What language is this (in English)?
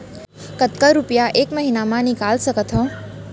Chhattisgarhi